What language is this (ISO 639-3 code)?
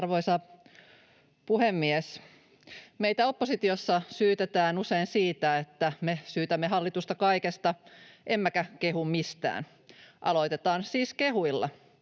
fin